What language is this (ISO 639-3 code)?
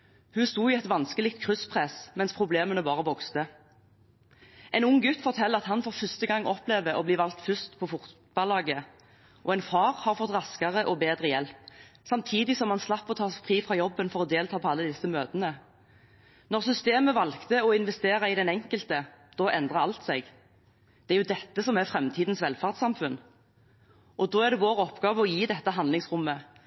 nob